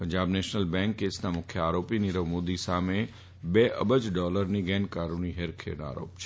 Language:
Gujarati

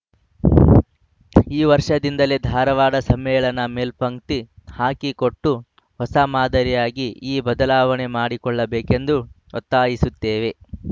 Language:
Kannada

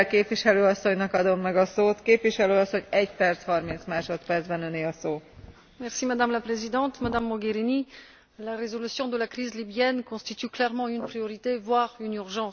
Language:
French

